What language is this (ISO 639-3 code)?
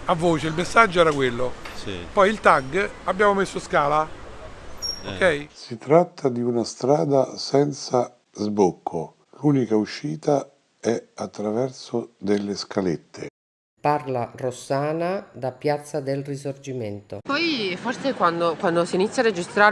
ita